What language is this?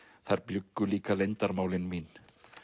Icelandic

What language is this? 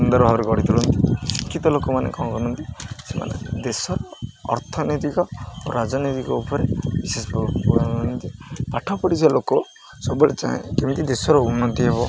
Odia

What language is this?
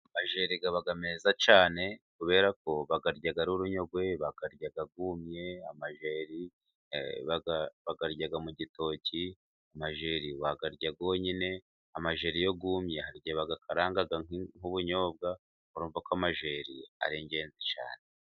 Kinyarwanda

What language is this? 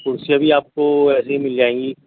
Urdu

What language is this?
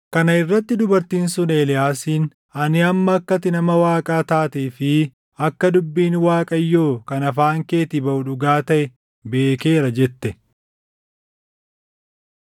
Oromo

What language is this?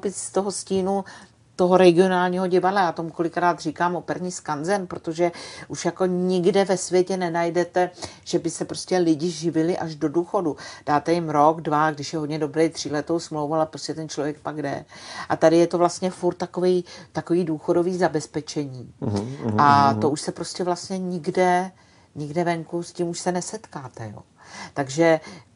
Czech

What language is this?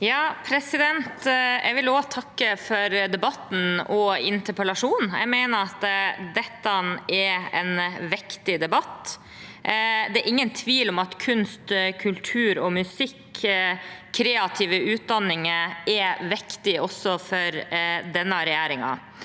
Norwegian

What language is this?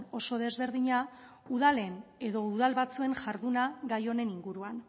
Basque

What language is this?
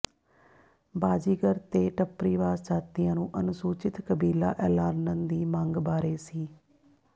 Punjabi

